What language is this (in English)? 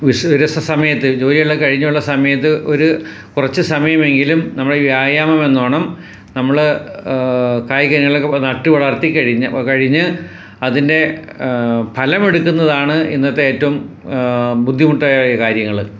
Malayalam